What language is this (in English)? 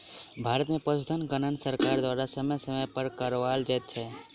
Maithili